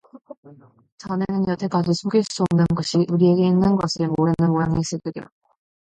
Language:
Korean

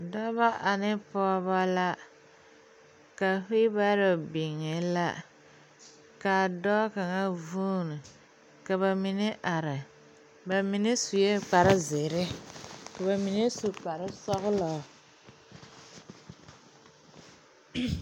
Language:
Southern Dagaare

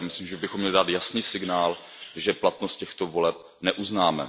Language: Czech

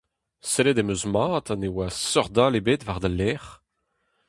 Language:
Breton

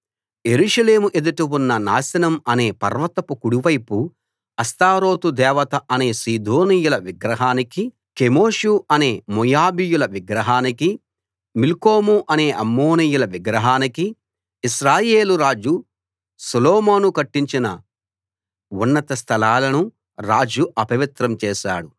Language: Telugu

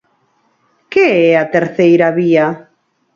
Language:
Galician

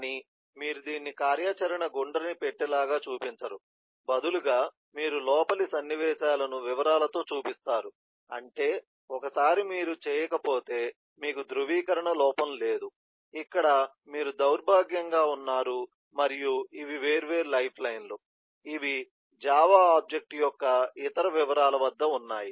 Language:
Telugu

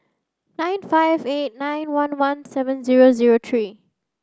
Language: English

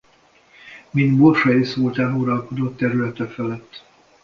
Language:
Hungarian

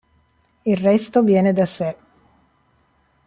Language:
Italian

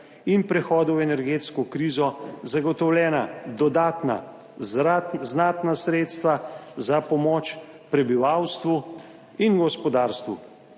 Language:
Slovenian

